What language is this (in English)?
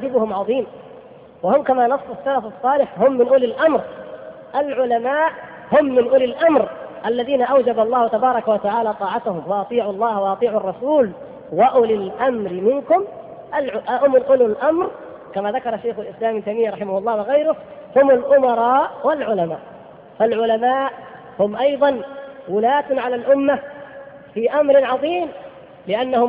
Arabic